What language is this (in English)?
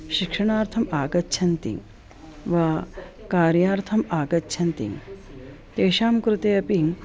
Sanskrit